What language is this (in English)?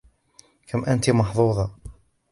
Arabic